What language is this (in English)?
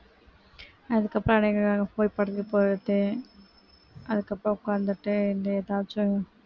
Tamil